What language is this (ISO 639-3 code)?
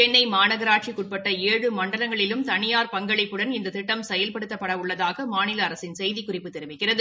tam